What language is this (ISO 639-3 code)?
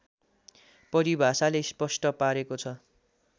nep